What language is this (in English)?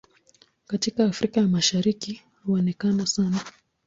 Swahili